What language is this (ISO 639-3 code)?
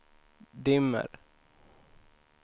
swe